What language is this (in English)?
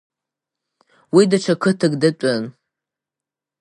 Abkhazian